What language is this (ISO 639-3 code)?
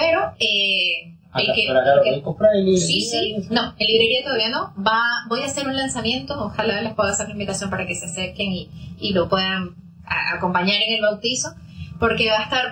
spa